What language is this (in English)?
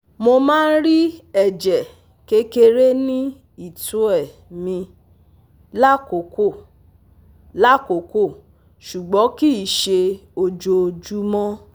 Yoruba